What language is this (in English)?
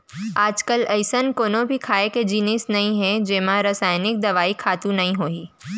Chhattisgarhi